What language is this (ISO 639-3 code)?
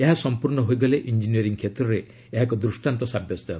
ori